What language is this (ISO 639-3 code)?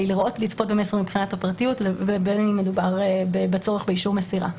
heb